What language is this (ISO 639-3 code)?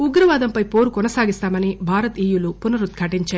tel